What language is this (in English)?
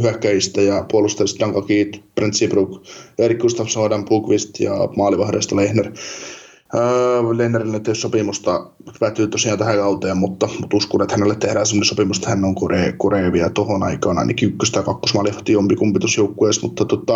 Finnish